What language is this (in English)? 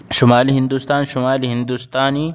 Urdu